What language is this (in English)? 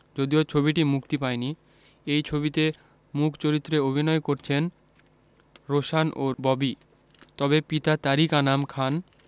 Bangla